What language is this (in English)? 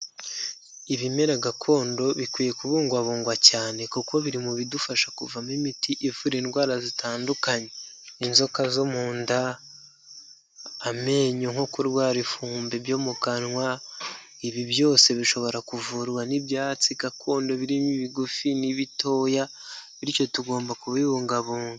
Kinyarwanda